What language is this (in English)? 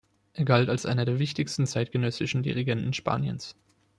German